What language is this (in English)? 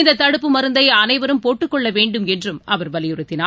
Tamil